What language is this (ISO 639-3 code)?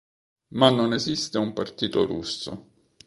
ita